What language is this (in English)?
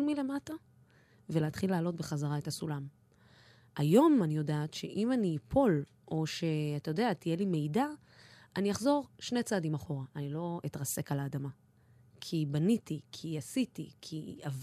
Hebrew